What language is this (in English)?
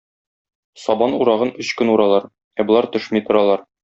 Tatar